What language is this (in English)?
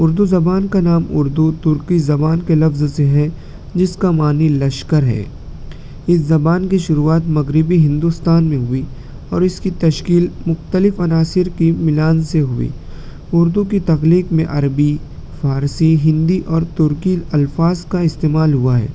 Urdu